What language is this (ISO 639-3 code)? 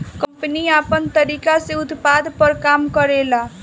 bho